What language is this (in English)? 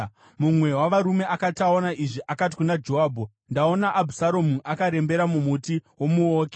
Shona